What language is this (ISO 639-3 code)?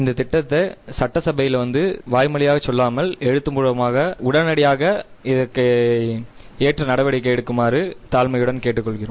tam